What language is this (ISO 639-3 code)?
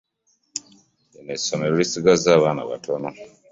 lug